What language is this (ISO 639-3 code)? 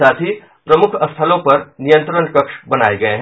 hin